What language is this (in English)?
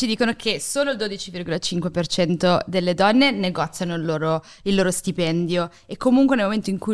Italian